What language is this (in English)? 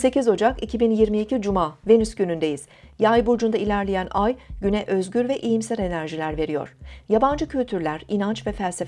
Turkish